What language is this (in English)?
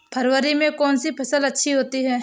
Hindi